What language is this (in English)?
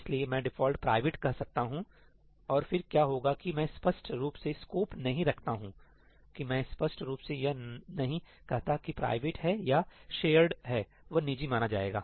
Hindi